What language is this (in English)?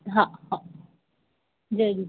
Sindhi